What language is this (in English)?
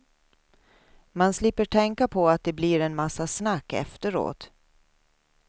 Swedish